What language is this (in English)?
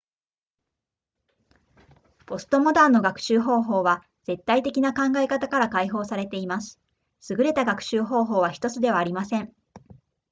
Japanese